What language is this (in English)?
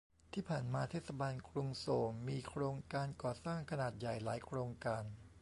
Thai